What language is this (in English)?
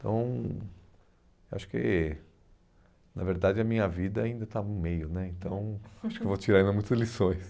Portuguese